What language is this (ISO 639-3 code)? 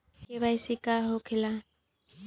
bho